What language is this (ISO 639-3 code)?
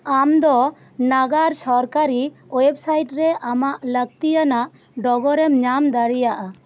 sat